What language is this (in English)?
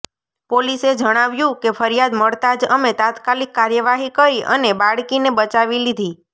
Gujarati